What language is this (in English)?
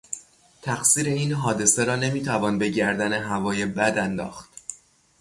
Persian